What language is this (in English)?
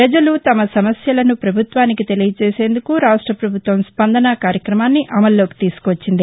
Telugu